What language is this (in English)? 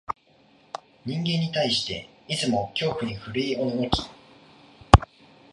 Japanese